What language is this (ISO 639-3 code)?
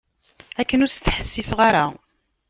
kab